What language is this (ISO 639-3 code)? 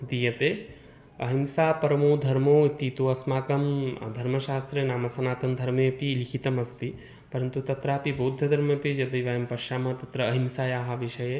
san